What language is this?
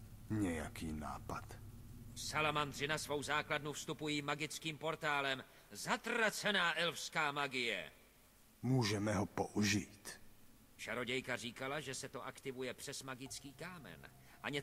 Czech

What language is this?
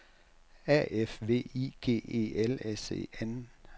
Danish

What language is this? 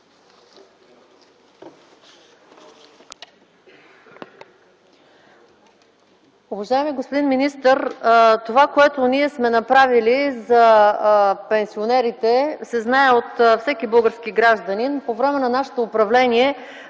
Bulgarian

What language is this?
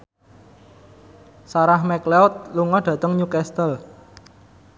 Javanese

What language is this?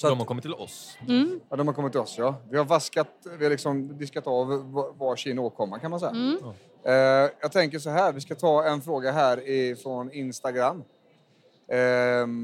Swedish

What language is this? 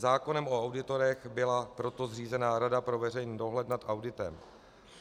Czech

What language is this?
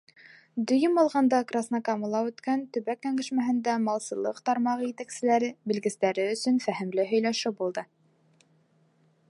Bashkir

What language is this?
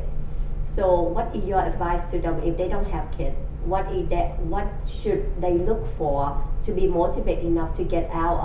English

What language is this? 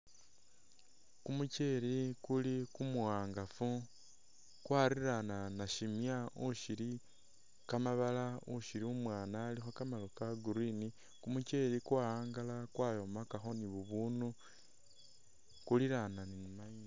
Masaaba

